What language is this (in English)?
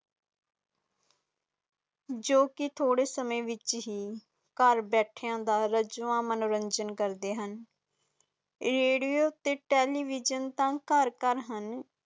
Punjabi